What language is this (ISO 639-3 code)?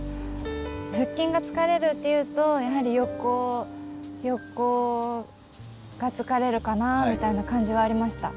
jpn